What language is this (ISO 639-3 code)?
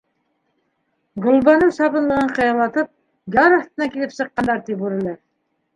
bak